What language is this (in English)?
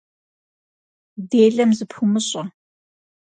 Kabardian